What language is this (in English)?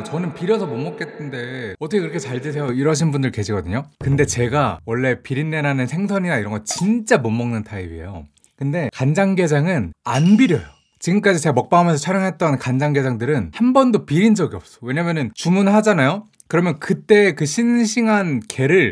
Korean